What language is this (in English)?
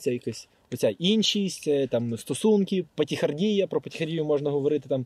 Ukrainian